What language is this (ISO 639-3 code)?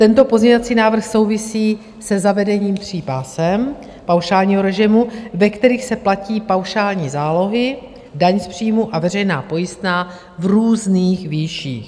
ces